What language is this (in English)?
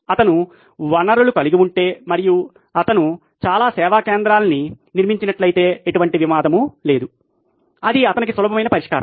Telugu